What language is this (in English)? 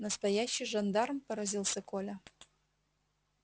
Russian